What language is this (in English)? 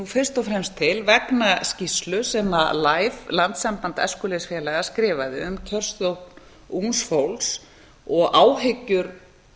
Icelandic